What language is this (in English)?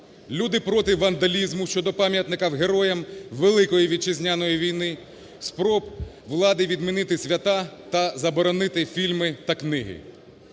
Ukrainian